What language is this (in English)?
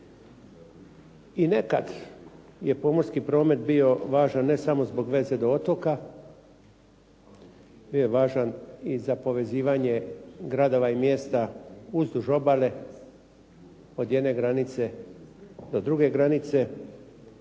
Croatian